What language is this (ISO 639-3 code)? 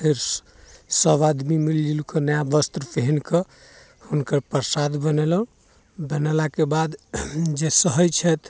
mai